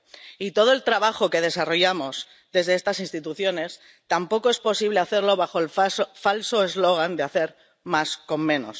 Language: Spanish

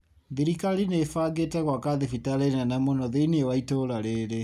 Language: Kikuyu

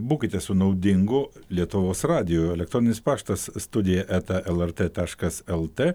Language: Lithuanian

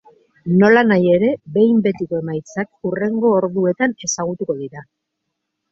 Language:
Basque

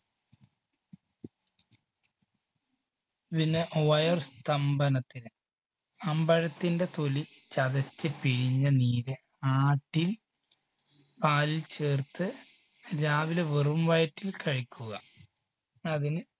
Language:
Malayalam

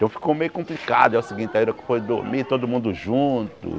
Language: Portuguese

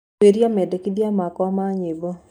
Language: Kikuyu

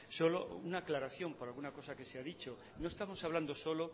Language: Spanish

